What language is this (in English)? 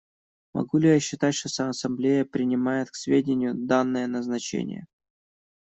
Russian